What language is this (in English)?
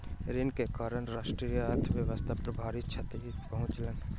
Maithili